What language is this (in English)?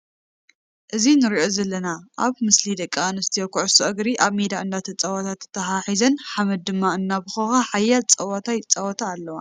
Tigrinya